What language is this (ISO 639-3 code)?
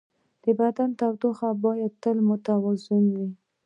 pus